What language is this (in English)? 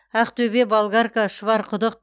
Kazakh